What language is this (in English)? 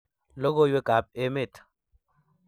Kalenjin